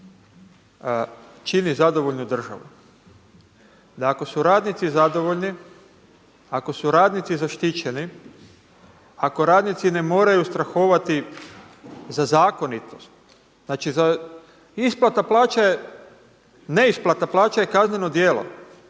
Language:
Croatian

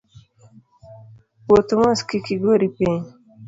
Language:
Luo (Kenya and Tanzania)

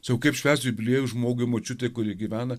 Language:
Lithuanian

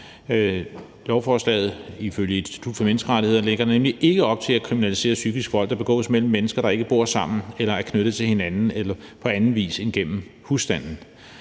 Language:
Danish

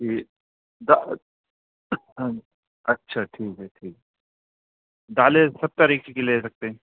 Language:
Urdu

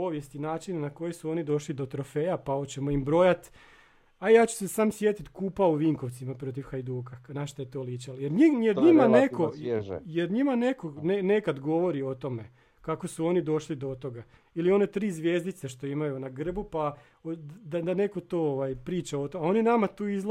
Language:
Croatian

